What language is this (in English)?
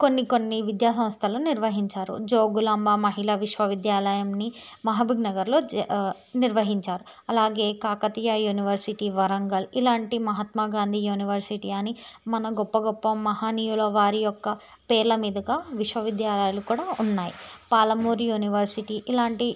Telugu